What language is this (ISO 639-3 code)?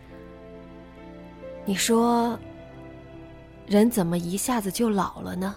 zho